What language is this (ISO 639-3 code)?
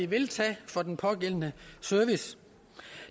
dan